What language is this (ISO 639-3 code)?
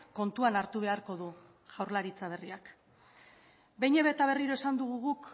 eus